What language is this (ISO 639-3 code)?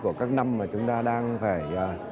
vie